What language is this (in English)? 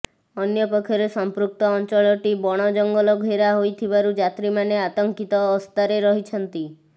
Odia